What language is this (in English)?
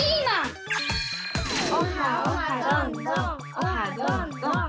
Japanese